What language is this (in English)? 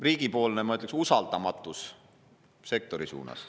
Estonian